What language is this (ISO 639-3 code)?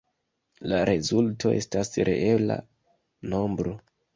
epo